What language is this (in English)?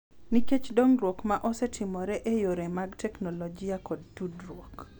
Luo (Kenya and Tanzania)